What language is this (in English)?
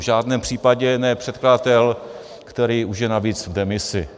Czech